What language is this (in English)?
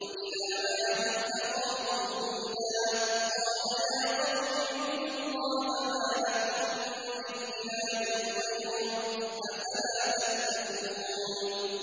Arabic